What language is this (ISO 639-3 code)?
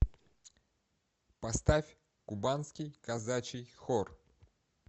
rus